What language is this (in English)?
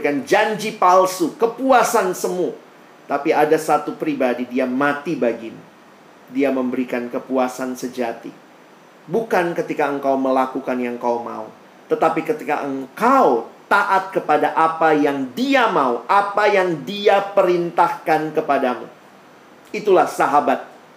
Indonesian